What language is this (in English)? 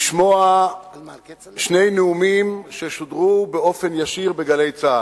Hebrew